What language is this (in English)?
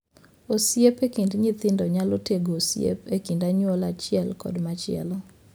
Luo (Kenya and Tanzania)